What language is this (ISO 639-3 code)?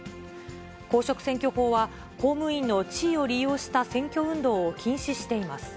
jpn